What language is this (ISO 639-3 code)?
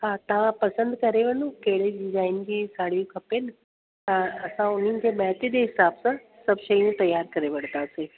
snd